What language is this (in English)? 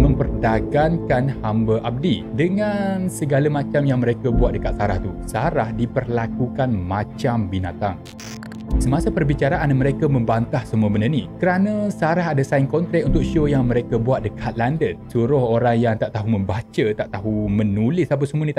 Malay